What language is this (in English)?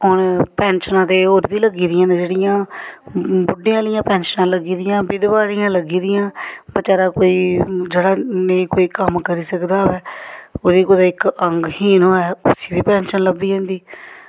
Dogri